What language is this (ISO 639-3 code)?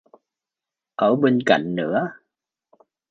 vie